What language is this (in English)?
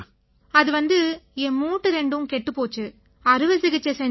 Tamil